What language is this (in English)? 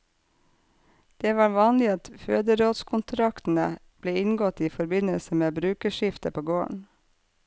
Norwegian